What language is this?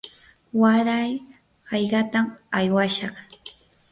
Yanahuanca Pasco Quechua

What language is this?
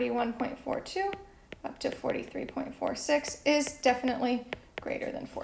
English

